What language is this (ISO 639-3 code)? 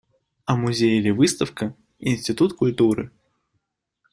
rus